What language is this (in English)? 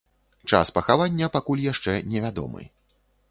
Belarusian